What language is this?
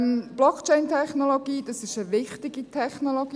Swiss German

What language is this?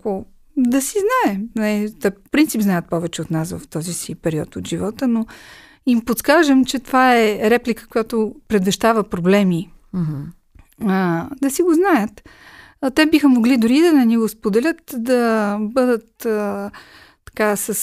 Bulgarian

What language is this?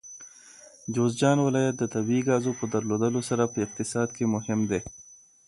Pashto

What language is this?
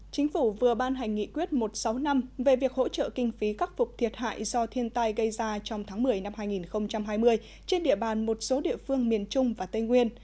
Vietnamese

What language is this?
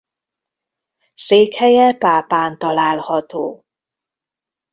Hungarian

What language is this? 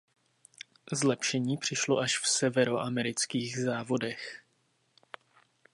Czech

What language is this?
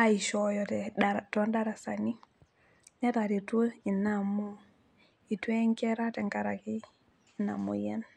Masai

